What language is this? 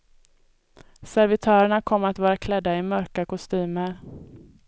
Swedish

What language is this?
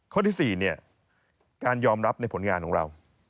Thai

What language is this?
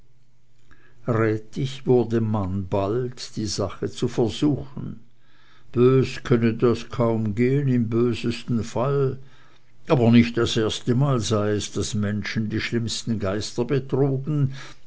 German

